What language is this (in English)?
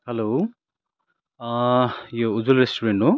Nepali